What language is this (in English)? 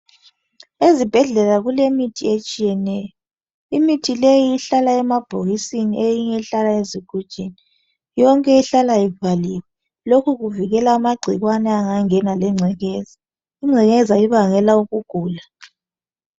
North Ndebele